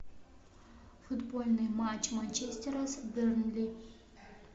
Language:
Russian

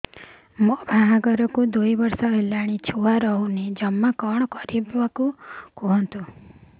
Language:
Odia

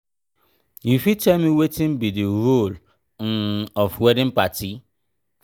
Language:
Nigerian Pidgin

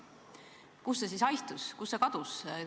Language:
Estonian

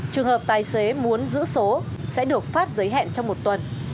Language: Vietnamese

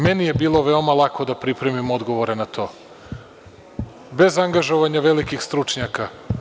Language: Serbian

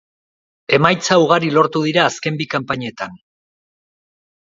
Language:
Basque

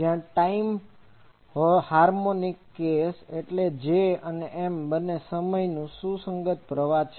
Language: Gujarati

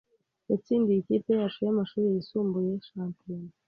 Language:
Kinyarwanda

